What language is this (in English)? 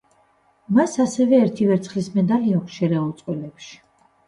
Georgian